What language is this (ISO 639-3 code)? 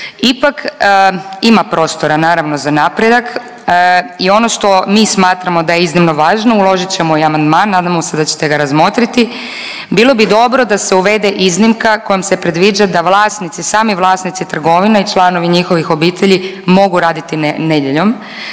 hrv